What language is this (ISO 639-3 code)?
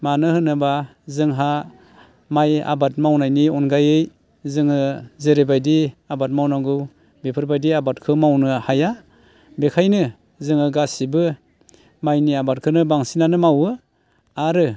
brx